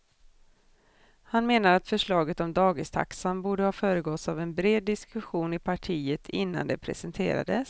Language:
Swedish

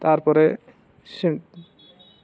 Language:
Odia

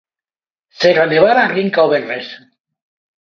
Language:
Galician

